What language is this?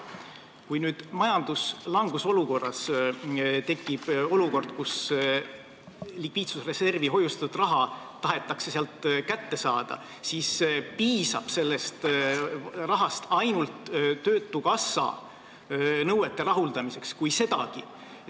Estonian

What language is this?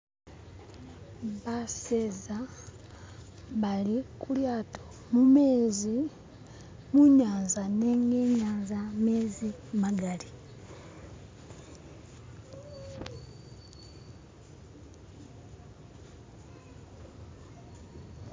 Masaaba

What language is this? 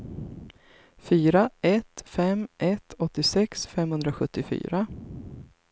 Swedish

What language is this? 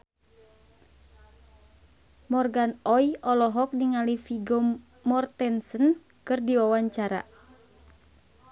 Sundanese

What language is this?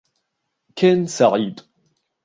Arabic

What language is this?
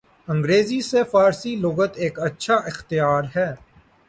Urdu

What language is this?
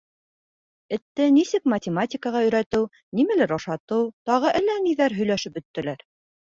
Bashkir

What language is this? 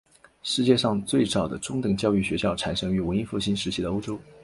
Chinese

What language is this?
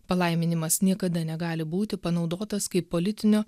Lithuanian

